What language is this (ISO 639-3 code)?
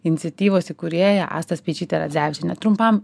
lit